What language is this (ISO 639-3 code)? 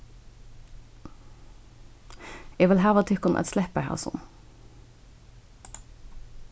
fao